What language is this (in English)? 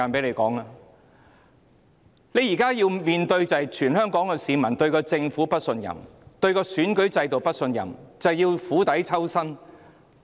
Cantonese